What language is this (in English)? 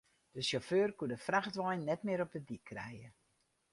Western Frisian